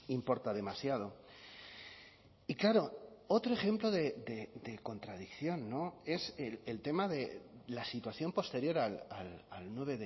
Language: Spanish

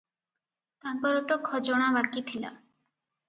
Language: Odia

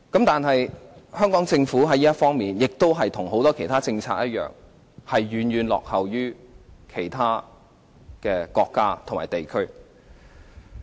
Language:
Cantonese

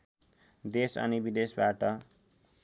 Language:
Nepali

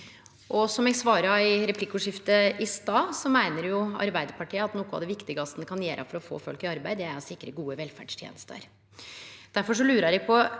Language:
Norwegian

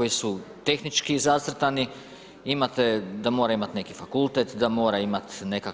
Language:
Croatian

